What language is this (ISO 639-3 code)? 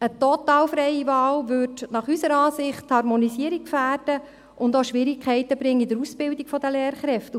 gsw